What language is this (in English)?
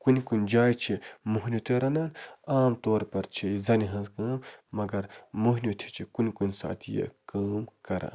Kashmiri